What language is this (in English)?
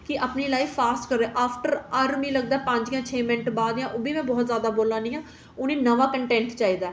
Dogri